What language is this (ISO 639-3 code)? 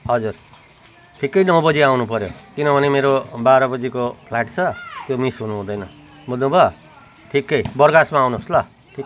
nep